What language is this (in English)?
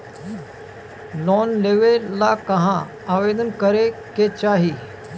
Bhojpuri